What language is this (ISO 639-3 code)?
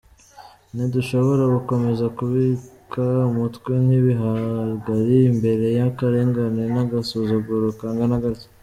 kin